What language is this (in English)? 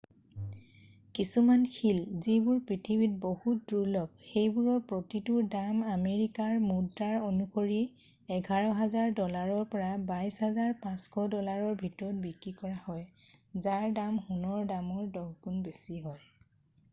Assamese